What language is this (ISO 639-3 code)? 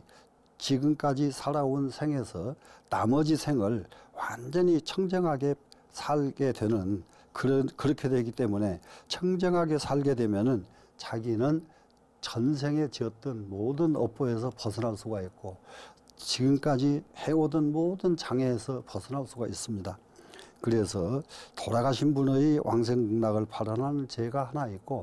kor